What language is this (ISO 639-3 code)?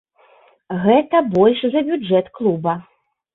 bel